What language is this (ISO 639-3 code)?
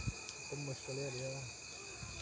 doi